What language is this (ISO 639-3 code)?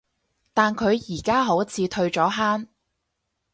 yue